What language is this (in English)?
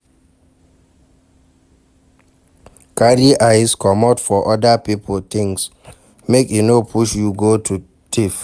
Nigerian Pidgin